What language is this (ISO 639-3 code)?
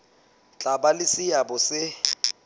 sot